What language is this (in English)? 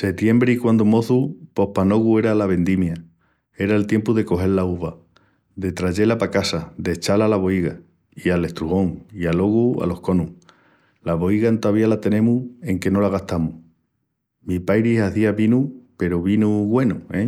Extremaduran